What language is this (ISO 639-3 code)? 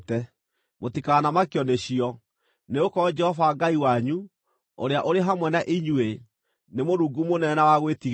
kik